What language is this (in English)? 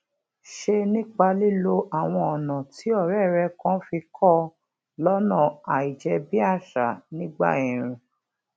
Yoruba